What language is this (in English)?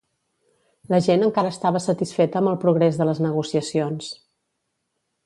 Catalan